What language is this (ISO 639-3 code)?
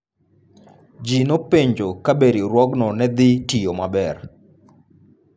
luo